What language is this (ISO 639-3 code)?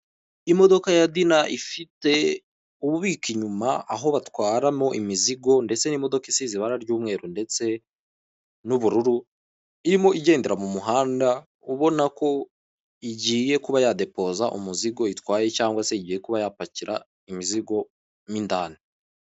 kin